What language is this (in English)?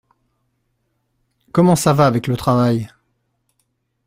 French